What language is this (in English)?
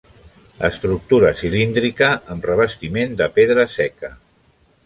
Catalan